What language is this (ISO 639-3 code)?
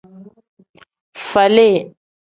kdh